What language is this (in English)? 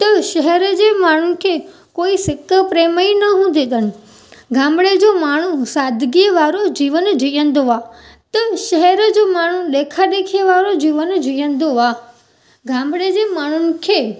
Sindhi